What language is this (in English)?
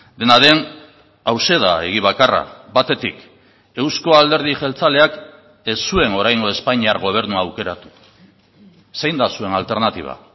Basque